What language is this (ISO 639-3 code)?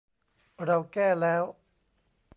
tha